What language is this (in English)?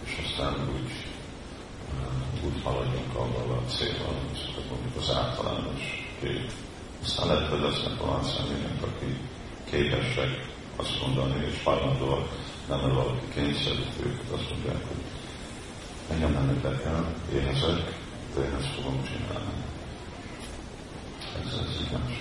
Hungarian